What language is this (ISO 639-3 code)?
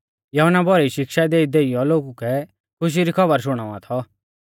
bfz